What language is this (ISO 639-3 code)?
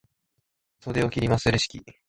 jpn